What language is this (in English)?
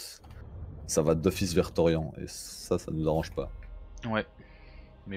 French